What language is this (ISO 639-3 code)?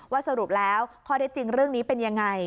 tha